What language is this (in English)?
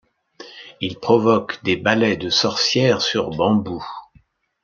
French